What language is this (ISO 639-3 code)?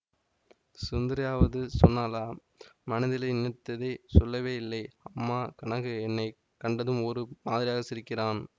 tam